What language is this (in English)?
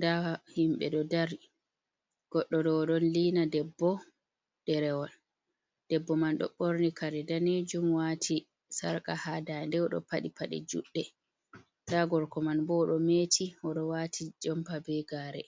Fula